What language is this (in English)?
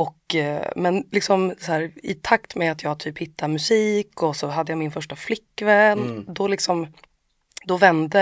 Swedish